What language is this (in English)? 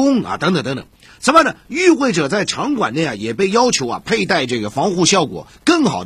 Chinese